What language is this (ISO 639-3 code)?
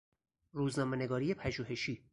fas